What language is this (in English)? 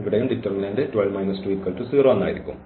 Malayalam